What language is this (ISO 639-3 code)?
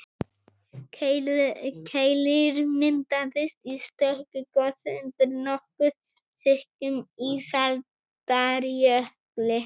isl